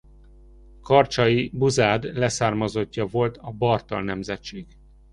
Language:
Hungarian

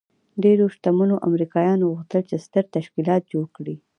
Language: Pashto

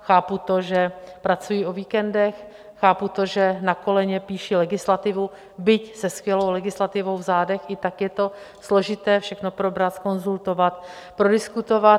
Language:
Czech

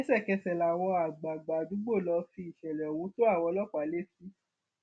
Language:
Yoruba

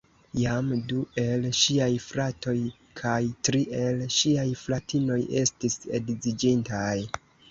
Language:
Esperanto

